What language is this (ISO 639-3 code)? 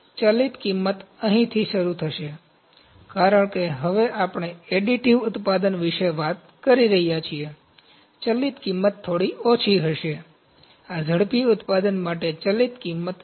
guj